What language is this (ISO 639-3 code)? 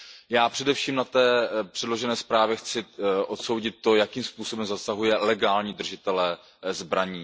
ces